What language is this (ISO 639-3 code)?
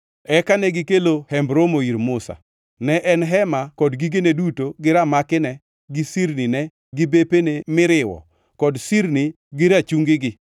luo